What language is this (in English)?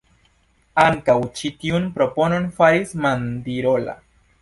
Esperanto